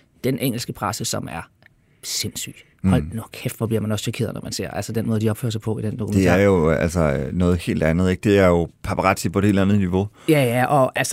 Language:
Danish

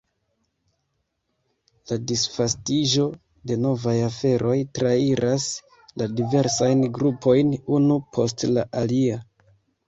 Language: Esperanto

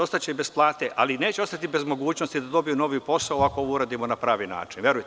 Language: Serbian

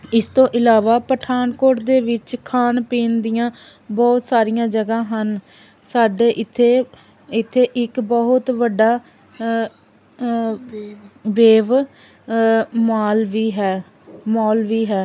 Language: Punjabi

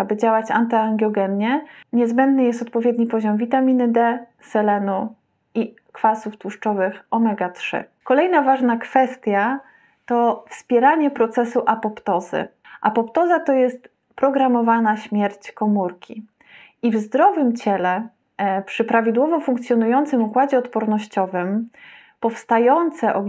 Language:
Polish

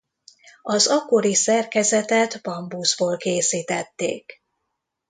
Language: Hungarian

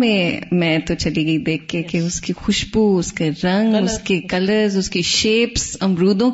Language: Urdu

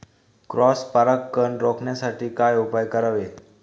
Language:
Marathi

